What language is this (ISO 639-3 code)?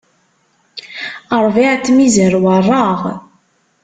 kab